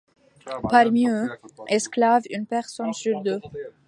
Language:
French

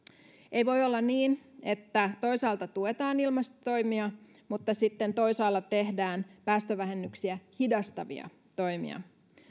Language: Finnish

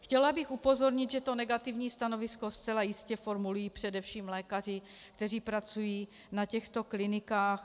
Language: Czech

